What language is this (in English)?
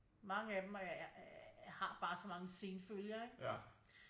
Danish